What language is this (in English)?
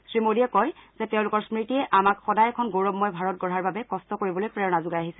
Assamese